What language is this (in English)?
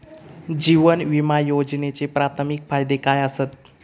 Marathi